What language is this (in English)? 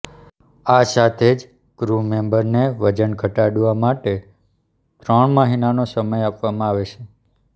Gujarati